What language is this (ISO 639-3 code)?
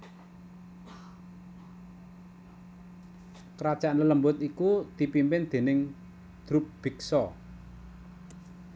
jav